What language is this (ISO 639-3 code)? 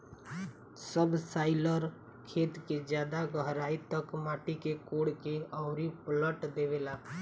bho